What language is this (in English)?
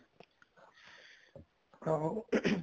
Punjabi